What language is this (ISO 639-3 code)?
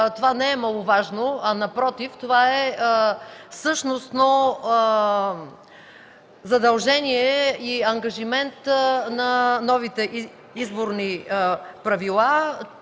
bul